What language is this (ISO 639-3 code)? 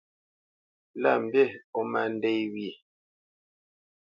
bce